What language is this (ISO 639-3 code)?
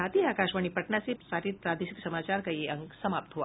hin